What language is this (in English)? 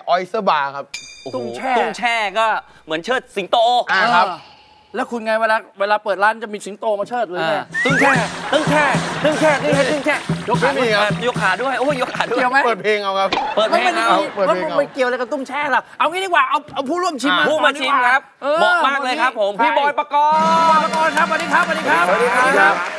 Thai